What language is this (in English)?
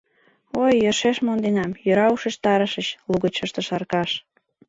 Mari